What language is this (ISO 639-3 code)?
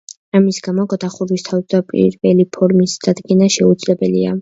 kat